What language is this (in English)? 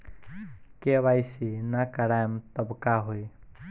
Bhojpuri